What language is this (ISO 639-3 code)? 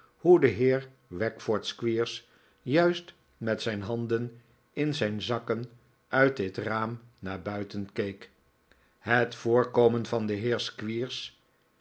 nld